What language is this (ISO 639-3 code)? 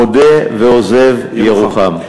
heb